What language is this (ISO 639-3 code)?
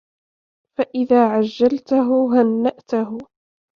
ara